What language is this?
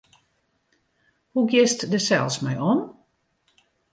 Western Frisian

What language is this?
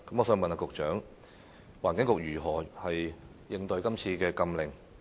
Cantonese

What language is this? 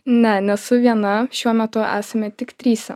Lithuanian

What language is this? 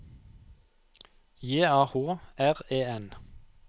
Norwegian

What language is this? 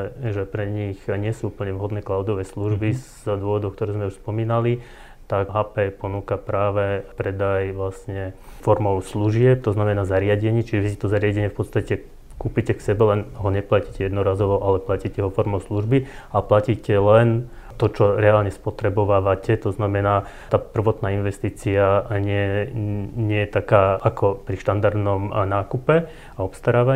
Slovak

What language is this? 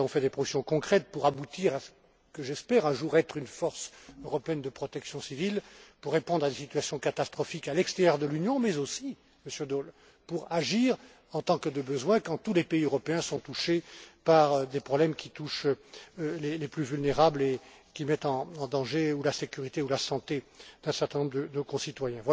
French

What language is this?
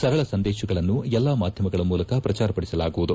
Kannada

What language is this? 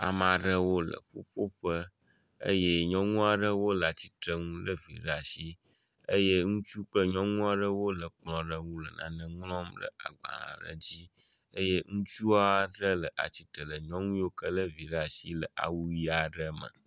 Ewe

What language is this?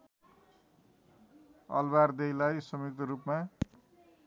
Nepali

